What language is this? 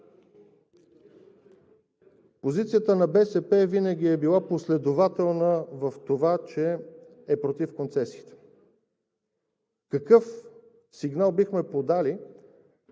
Bulgarian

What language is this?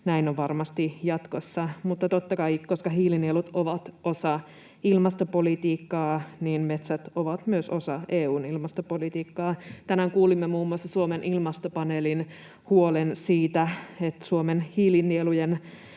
Finnish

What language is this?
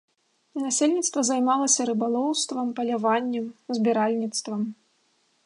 Belarusian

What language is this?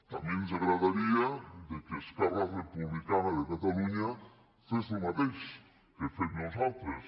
Catalan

